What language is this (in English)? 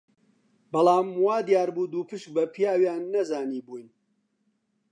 Central Kurdish